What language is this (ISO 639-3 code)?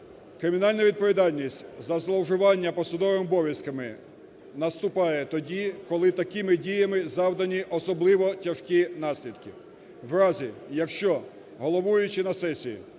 ukr